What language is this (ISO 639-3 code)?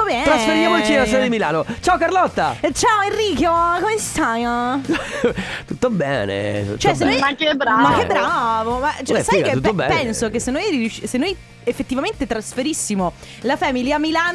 ita